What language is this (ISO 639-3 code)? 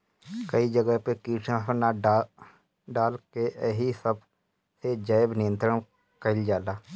bho